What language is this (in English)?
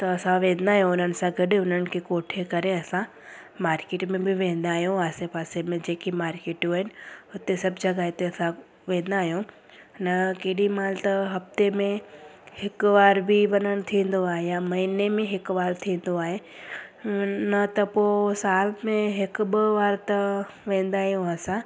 Sindhi